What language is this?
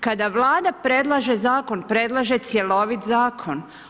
Croatian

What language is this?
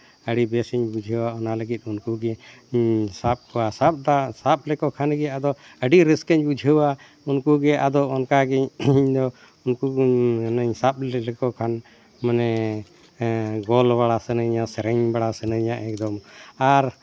Santali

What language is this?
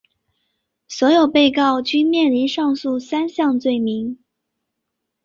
Chinese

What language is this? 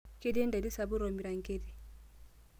Masai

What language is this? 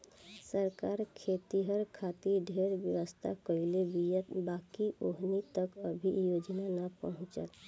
Bhojpuri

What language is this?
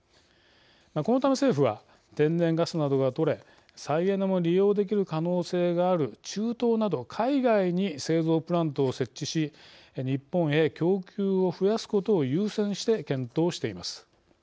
Japanese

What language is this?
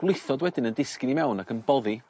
Welsh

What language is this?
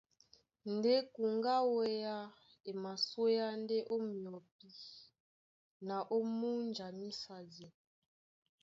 Duala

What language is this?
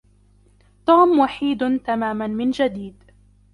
Arabic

